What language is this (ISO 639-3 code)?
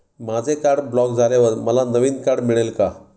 mar